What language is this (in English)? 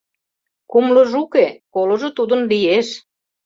Mari